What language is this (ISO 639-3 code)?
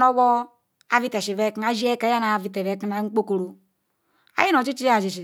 ikw